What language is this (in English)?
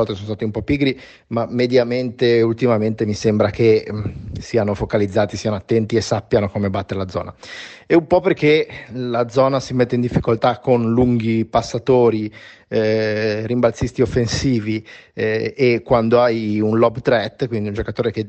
Italian